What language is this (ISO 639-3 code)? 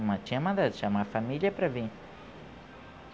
por